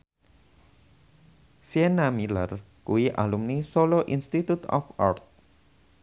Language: Javanese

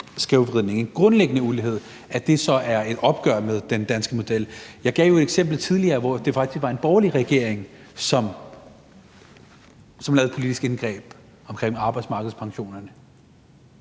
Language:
Danish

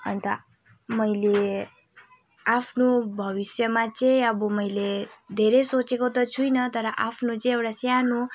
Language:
Nepali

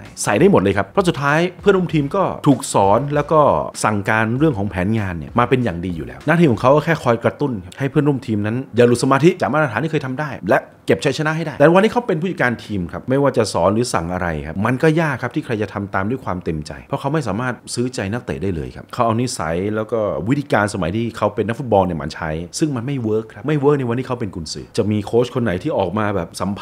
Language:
Thai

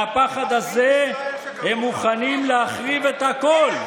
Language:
Hebrew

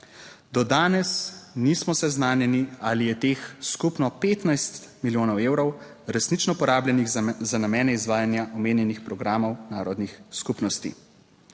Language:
Slovenian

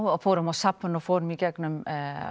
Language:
Icelandic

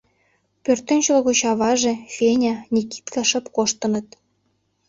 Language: Mari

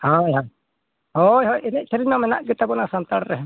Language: Santali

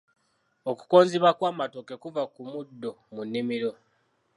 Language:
Ganda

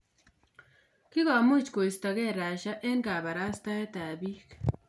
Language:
Kalenjin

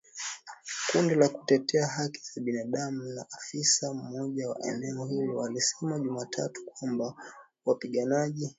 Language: Swahili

